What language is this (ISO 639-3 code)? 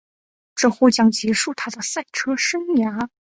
zho